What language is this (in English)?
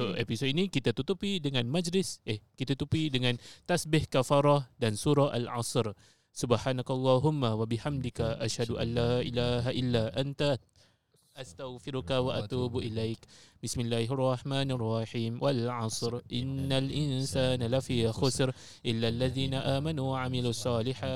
Malay